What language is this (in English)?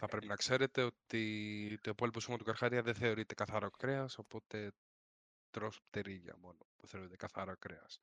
Greek